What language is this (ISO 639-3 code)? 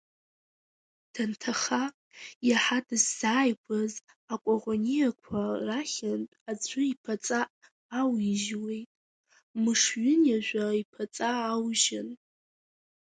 abk